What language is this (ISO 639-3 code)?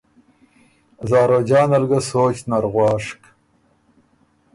oru